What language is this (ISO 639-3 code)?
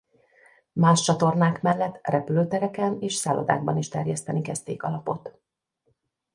hun